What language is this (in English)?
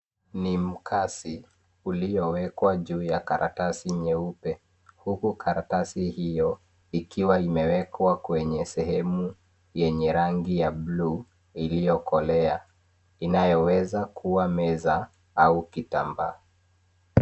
Swahili